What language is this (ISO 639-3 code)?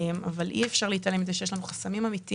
heb